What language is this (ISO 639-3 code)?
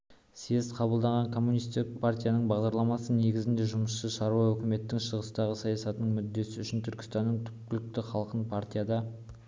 kaz